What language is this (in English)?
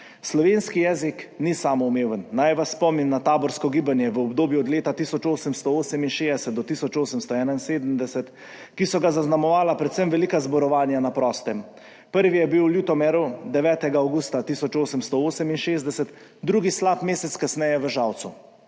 Slovenian